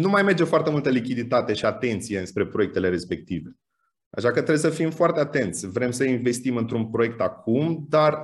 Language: Romanian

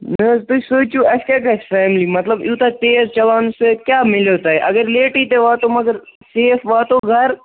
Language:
Kashmiri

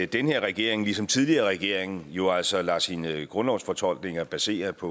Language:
Danish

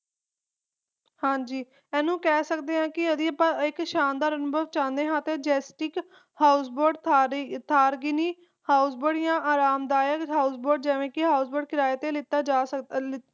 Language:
Punjabi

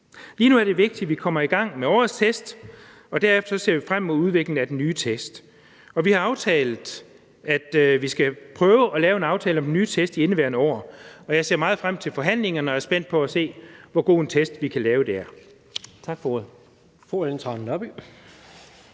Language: Danish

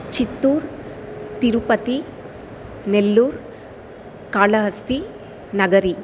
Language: Sanskrit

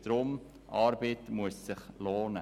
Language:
Swiss German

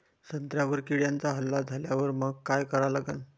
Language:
Marathi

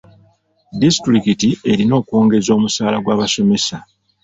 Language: Ganda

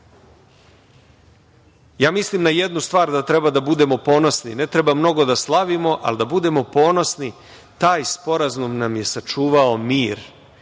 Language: Serbian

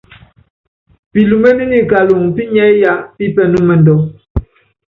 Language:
Yangben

